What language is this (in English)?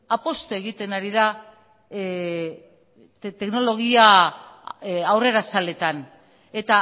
Basque